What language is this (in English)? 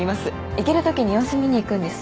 Japanese